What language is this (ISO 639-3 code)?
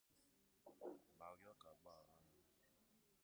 ibo